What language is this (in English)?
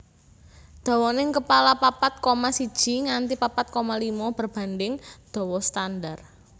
Javanese